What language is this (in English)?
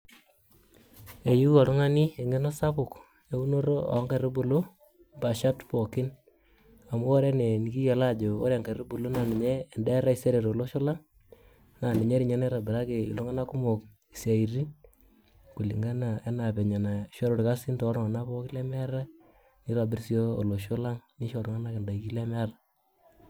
Masai